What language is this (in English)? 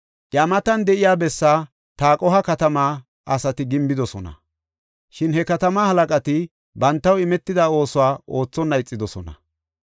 Gofa